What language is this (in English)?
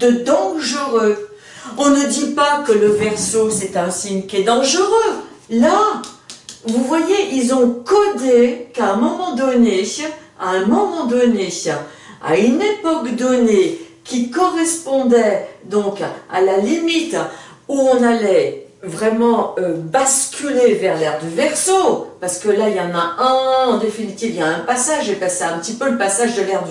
French